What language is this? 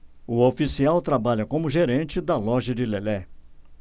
Portuguese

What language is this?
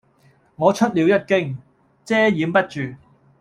Cantonese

